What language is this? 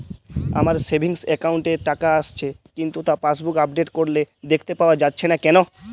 Bangla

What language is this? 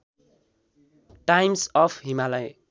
Nepali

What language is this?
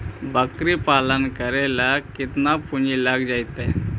Magahi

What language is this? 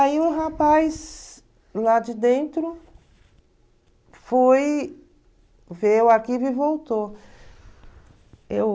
Portuguese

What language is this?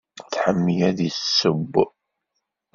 Kabyle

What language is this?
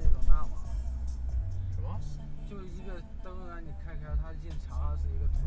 Chinese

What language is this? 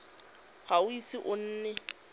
Tswana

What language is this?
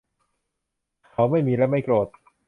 Thai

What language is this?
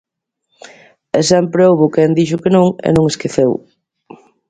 Galician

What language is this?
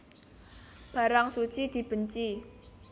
Javanese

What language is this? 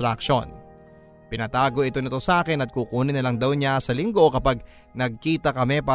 Filipino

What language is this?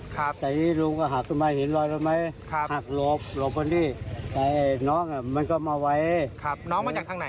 Thai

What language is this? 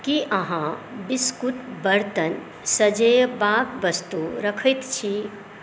Maithili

